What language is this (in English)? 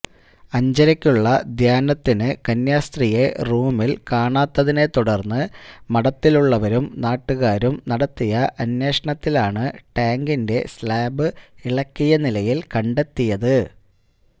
Malayalam